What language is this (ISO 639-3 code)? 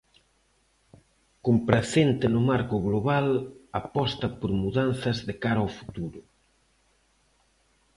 glg